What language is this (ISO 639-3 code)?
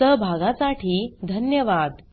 mar